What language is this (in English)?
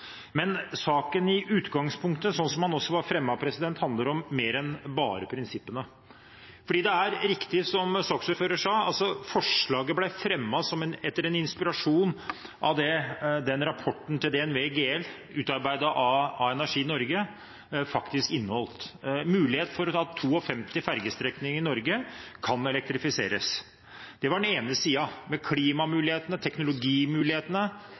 Norwegian Bokmål